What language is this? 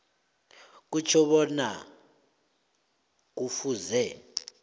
South Ndebele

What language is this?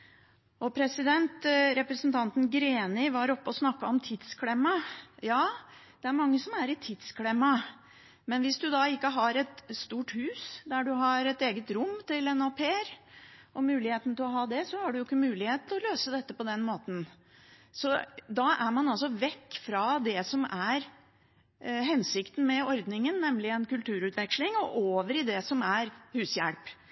Norwegian Bokmål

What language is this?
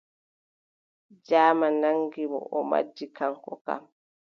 Adamawa Fulfulde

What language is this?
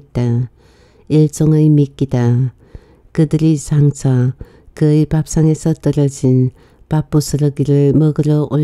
Korean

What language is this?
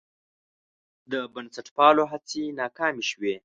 Pashto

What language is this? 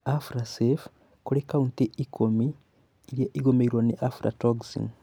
Kikuyu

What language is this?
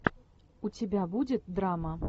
Russian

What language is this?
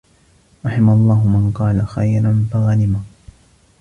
Arabic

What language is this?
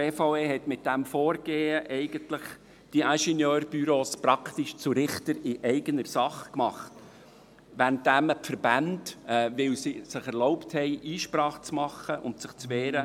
Swiss German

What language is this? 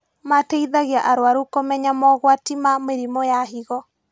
Kikuyu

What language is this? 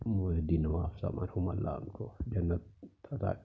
Urdu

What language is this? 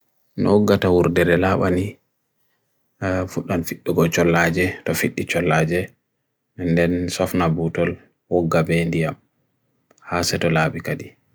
Bagirmi Fulfulde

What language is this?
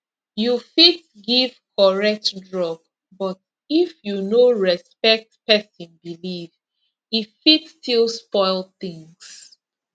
Nigerian Pidgin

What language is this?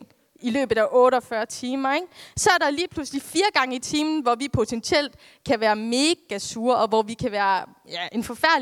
Danish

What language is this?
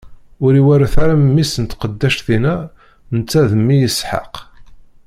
Kabyle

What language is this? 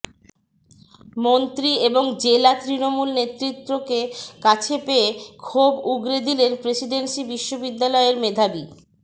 Bangla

